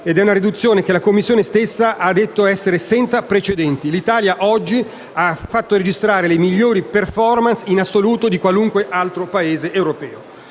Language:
Italian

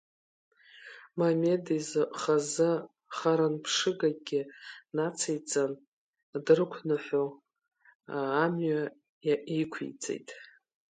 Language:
Abkhazian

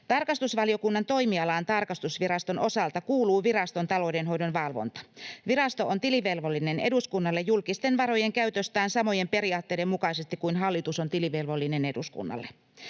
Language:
Finnish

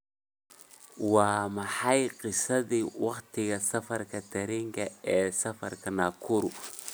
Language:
Somali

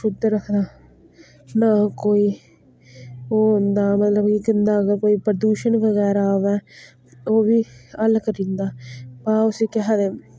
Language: Dogri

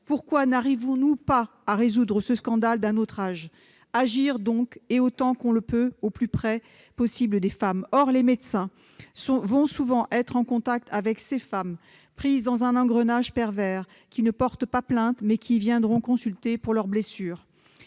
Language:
French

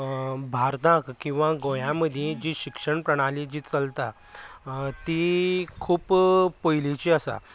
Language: Konkani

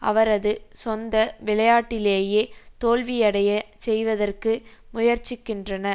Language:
Tamil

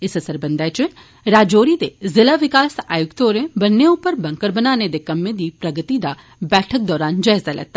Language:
Dogri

